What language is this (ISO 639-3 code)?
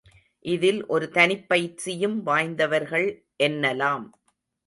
tam